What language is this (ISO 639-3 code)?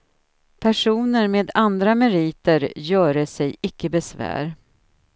swe